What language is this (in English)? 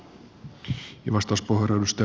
Finnish